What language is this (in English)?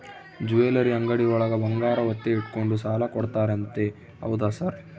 Kannada